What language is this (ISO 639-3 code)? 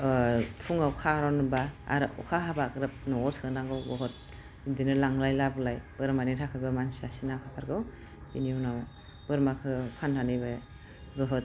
brx